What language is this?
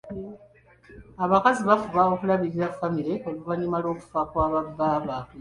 Ganda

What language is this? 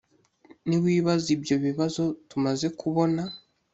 Kinyarwanda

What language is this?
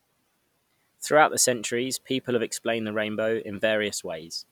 English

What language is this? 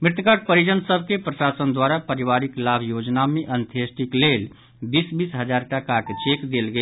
Maithili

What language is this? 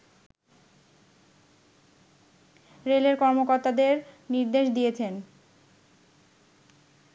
Bangla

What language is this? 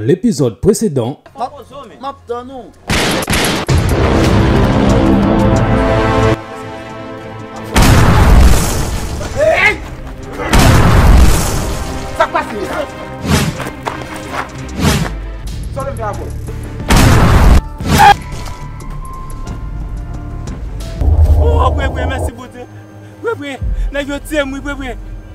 French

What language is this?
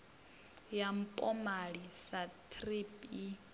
Venda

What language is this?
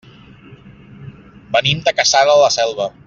Catalan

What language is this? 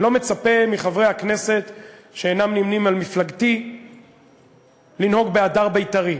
Hebrew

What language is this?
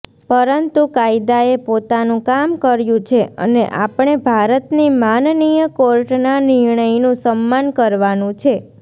Gujarati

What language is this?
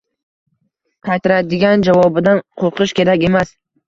Uzbek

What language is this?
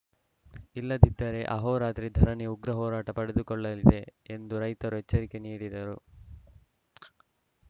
Kannada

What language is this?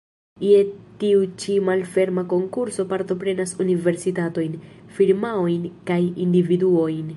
Esperanto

